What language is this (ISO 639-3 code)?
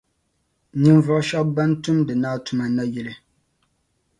dag